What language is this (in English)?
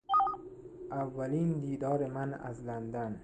Persian